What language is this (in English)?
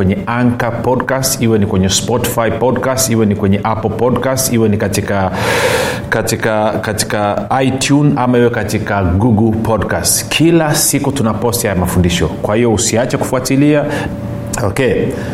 Swahili